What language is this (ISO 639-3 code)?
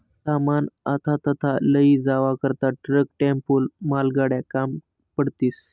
mar